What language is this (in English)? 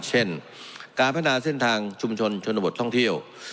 Thai